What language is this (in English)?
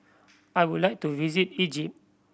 English